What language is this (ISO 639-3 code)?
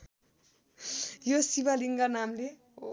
nep